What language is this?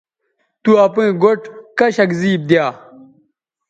Bateri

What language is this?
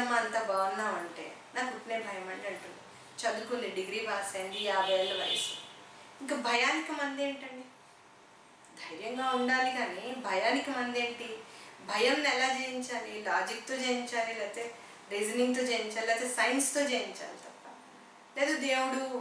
Spanish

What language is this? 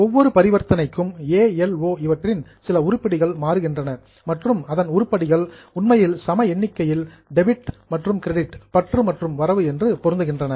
Tamil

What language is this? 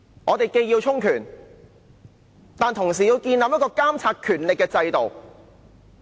Cantonese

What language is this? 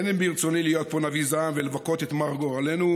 Hebrew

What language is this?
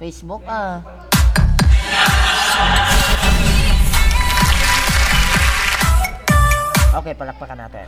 Filipino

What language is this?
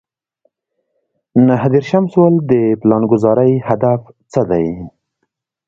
Pashto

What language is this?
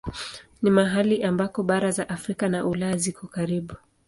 Swahili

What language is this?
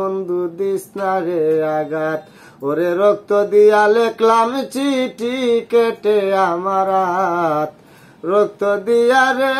Romanian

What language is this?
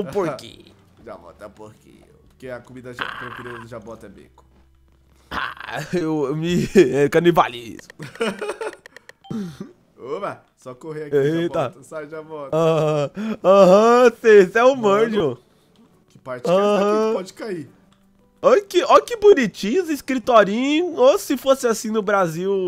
Portuguese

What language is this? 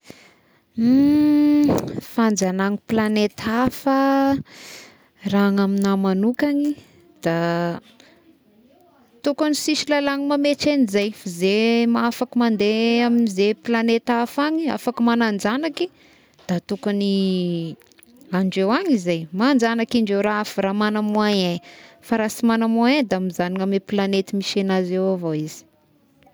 Tesaka Malagasy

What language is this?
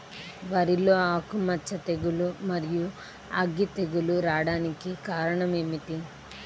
Telugu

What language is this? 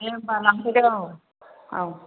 Bodo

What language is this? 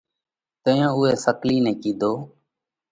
Parkari Koli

